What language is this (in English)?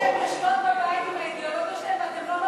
Hebrew